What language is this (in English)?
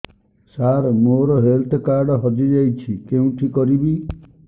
Odia